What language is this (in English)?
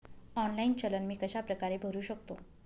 Marathi